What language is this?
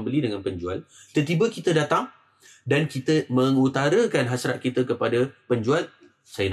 Malay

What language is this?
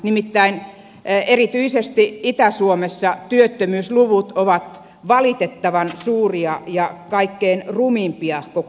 Finnish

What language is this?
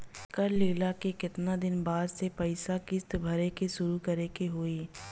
Bhojpuri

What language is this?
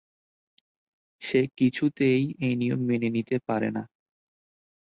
Bangla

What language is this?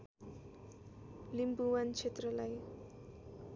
Nepali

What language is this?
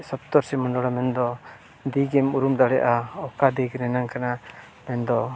Santali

